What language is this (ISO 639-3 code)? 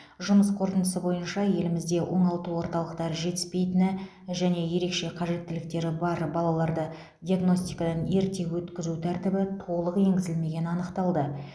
kaz